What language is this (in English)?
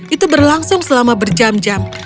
Indonesian